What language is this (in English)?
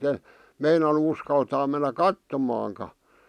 Finnish